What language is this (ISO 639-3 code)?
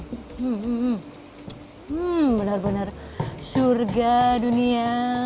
ind